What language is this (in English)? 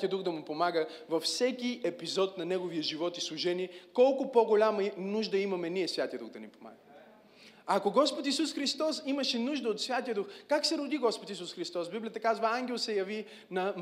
Bulgarian